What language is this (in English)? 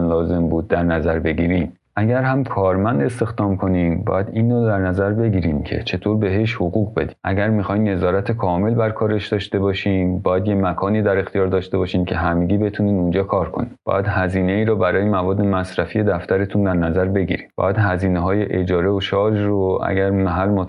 Persian